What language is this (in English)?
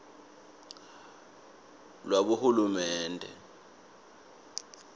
Swati